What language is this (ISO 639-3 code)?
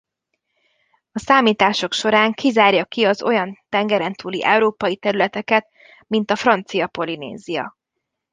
hun